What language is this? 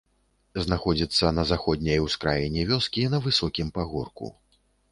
Belarusian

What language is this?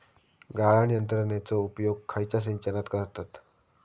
Marathi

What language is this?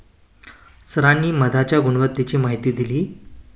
Marathi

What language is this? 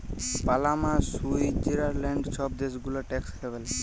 Bangla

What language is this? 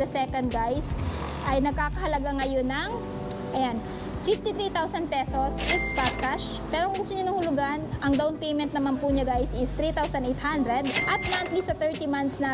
Filipino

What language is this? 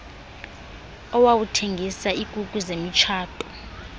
Xhosa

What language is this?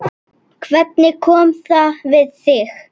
Icelandic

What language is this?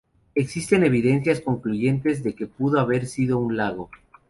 Spanish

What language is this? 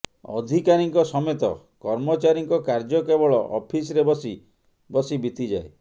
Odia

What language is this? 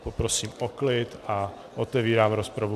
Czech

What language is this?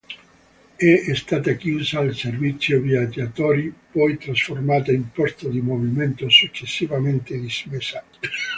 Italian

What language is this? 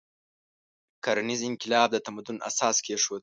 Pashto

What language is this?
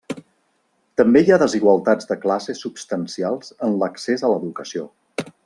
Catalan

